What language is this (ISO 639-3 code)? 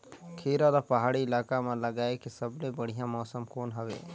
hne